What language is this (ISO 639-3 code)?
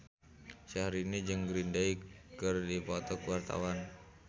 sun